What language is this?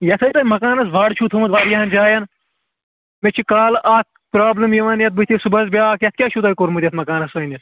Kashmiri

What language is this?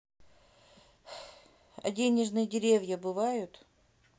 Russian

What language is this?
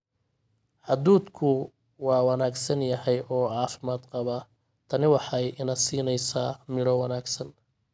Somali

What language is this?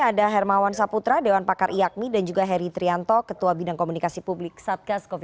Indonesian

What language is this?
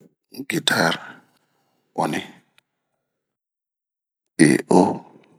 Bomu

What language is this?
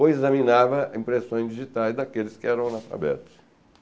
Portuguese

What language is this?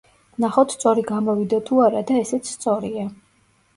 Georgian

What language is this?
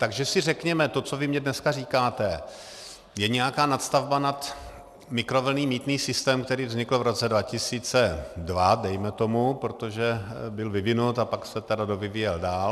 Czech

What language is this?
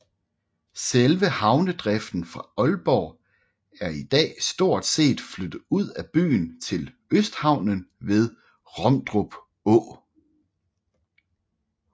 Danish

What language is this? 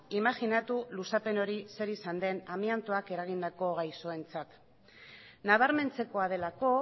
Basque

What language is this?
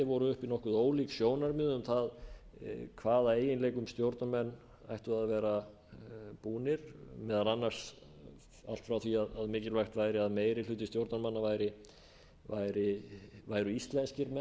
Icelandic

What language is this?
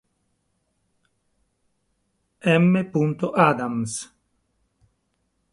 Italian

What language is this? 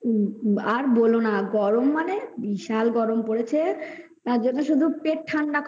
Bangla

